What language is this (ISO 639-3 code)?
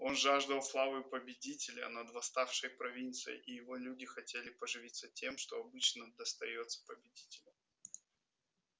rus